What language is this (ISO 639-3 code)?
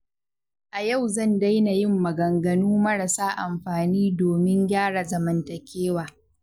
hau